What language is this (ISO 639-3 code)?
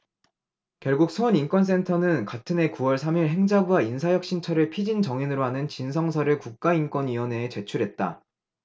kor